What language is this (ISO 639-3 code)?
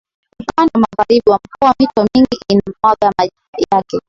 swa